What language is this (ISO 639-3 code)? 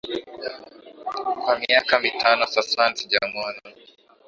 swa